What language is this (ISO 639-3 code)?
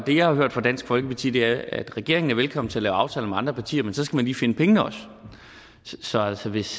dan